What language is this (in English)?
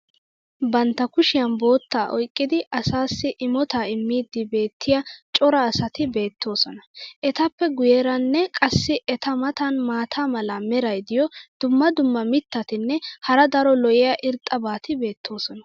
Wolaytta